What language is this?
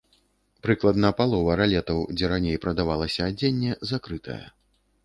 Belarusian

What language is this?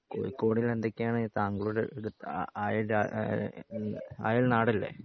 Malayalam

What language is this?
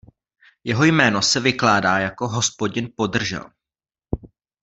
Czech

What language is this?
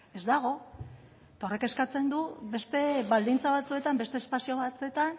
Basque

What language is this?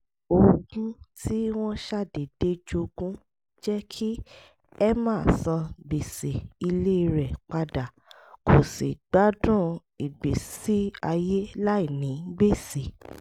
Yoruba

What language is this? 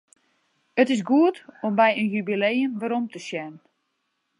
Western Frisian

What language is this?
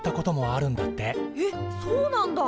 Japanese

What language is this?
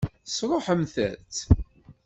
Kabyle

